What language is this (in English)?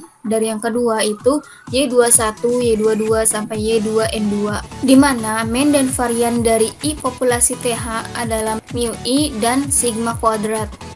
Indonesian